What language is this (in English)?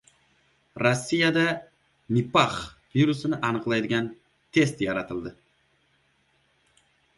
Uzbek